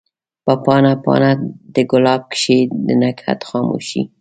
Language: Pashto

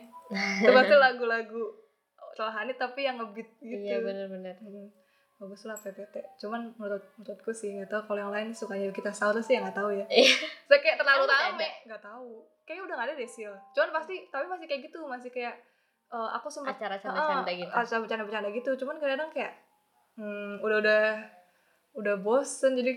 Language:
Indonesian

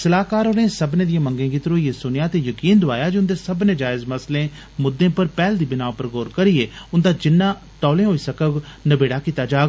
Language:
Dogri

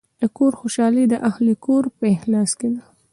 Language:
Pashto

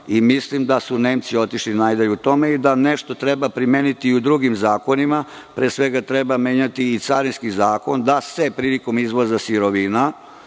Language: Serbian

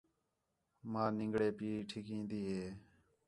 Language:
Khetrani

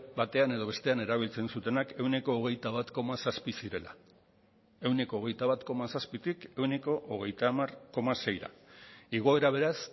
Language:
Basque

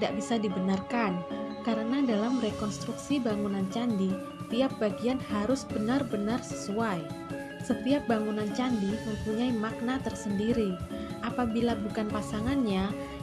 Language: Indonesian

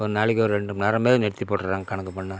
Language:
Tamil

